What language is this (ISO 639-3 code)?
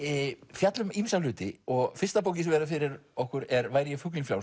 isl